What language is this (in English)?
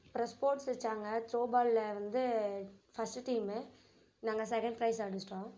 Tamil